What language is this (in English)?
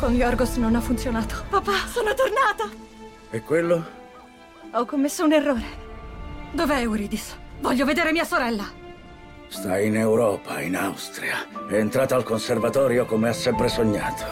Italian